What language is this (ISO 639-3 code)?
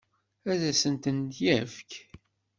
kab